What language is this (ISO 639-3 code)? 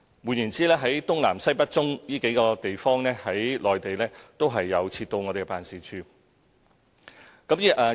yue